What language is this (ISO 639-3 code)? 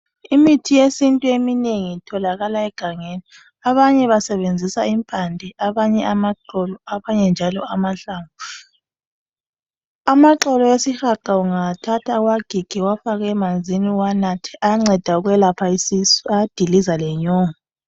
nde